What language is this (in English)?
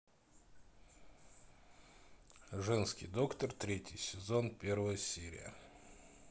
Russian